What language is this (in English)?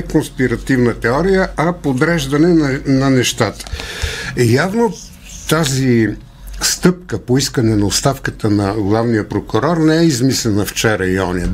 Bulgarian